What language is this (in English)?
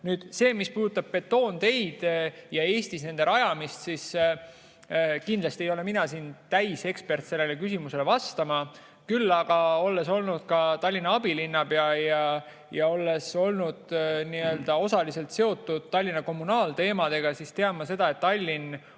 Estonian